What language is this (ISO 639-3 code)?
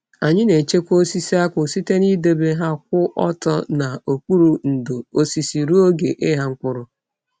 ibo